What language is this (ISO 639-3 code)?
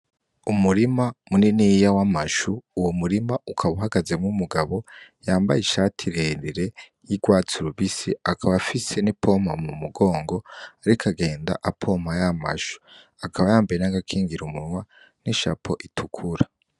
run